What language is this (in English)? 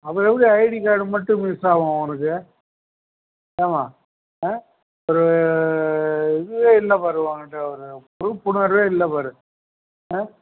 Tamil